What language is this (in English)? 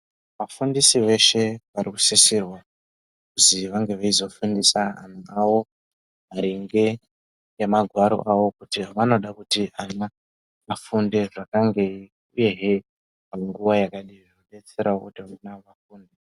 Ndau